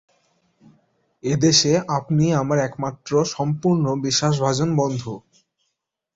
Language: Bangla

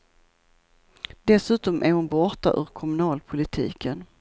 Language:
Swedish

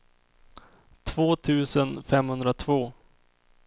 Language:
Swedish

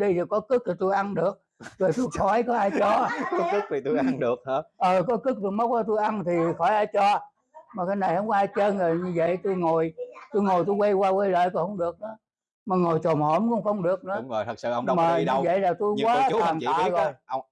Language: Vietnamese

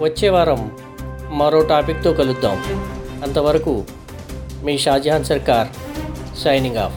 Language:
Telugu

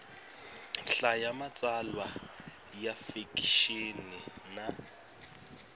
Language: Tsonga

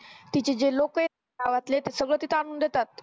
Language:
Marathi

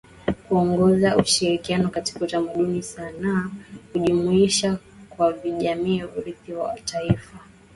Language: Swahili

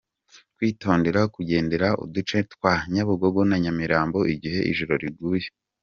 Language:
Kinyarwanda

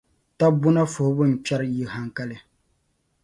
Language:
Dagbani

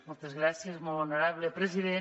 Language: Catalan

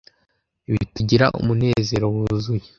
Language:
Kinyarwanda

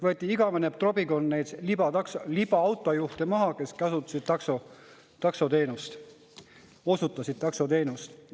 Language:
Estonian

